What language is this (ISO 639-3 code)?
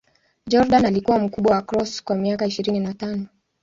swa